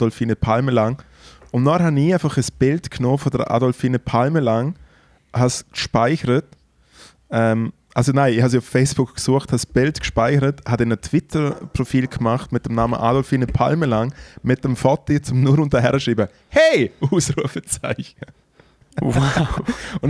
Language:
German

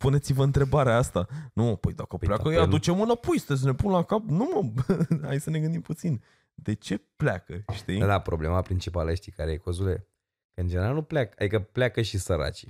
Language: Romanian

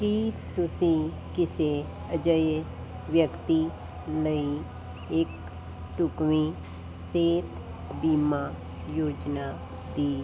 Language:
Punjabi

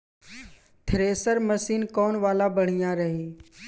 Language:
Bhojpuri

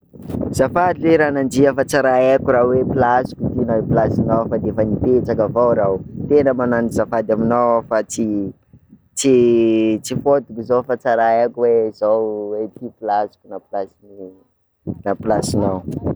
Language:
Sakalava Malagasy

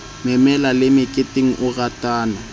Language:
Southern Sotho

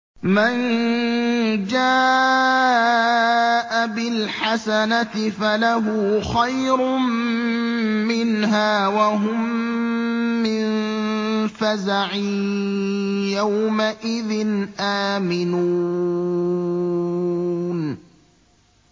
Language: Arabic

